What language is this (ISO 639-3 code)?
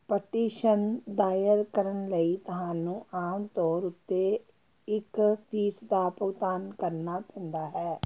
pan